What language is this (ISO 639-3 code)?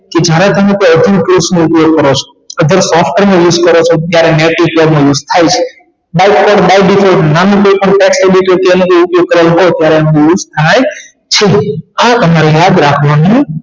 guj